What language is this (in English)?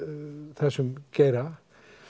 Icelandic